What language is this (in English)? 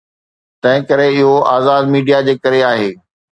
Sindhi